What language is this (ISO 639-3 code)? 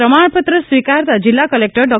guj